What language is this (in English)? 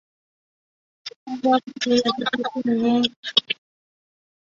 Chinese